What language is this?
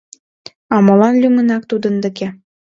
Mari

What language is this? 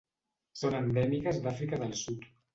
Catalan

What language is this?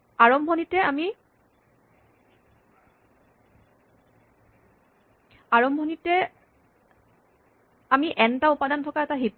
Assamese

